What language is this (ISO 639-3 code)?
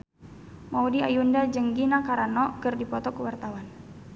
sun